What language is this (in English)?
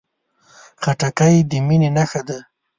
Pashto